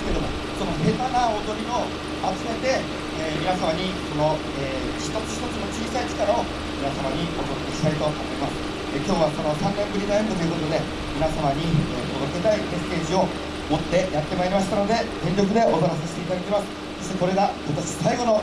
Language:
Japanese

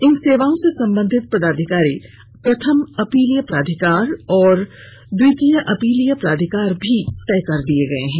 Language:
Hindi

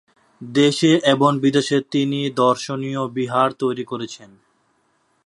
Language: Bangla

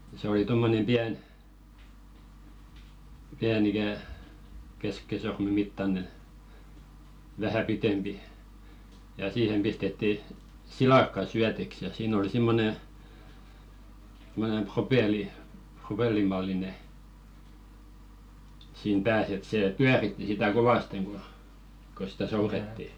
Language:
Finnish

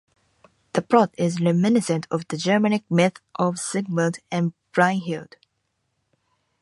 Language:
English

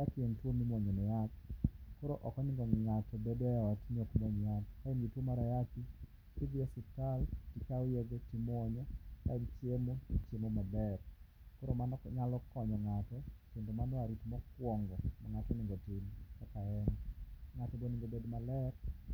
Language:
Luo (Kenya and Tanzania)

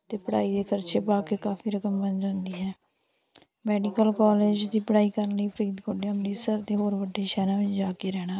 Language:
Punjabi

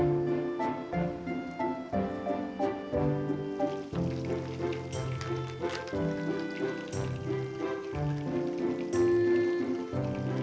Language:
Indonesian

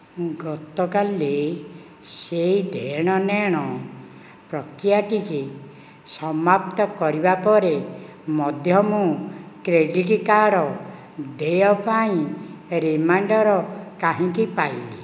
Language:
Odia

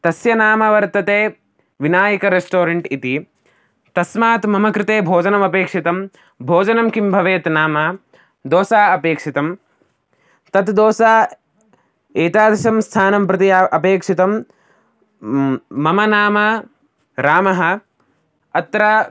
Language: Sanskrit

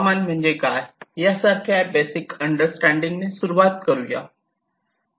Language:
Marathi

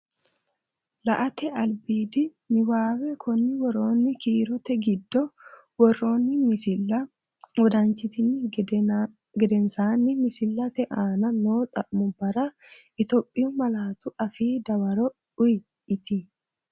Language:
Sidamo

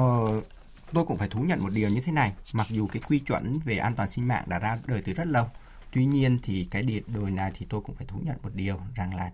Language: Vietnamese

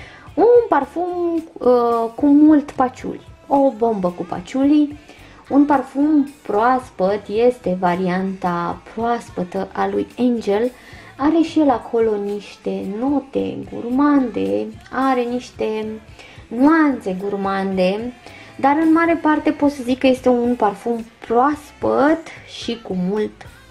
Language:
Romanian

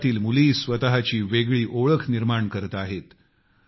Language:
Marathi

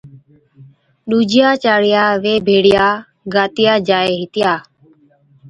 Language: Od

